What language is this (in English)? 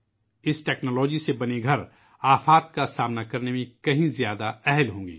Urdu